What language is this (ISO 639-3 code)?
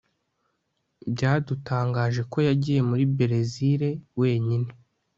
kin